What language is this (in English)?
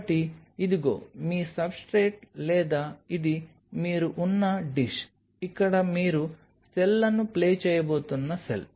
Telugu